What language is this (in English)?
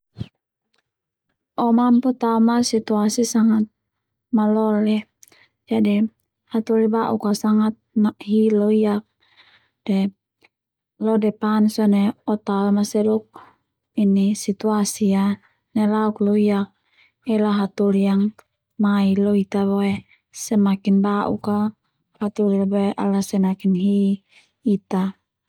Termanu